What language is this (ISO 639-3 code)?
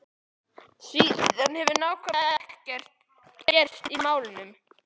isl